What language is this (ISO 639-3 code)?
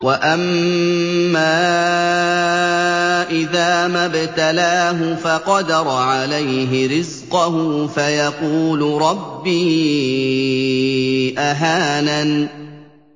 ara